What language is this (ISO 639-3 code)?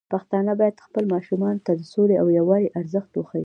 pus